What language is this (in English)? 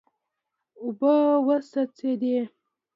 Pashto